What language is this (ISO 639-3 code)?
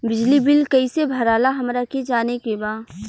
bho